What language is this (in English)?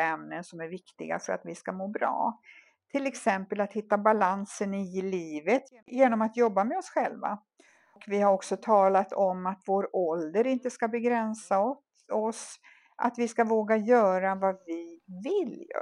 Swedish